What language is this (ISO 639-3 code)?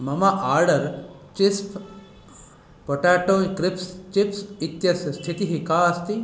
san